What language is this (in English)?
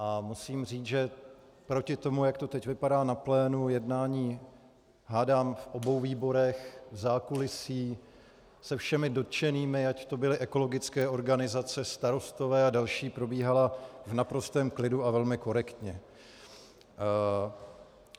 Czech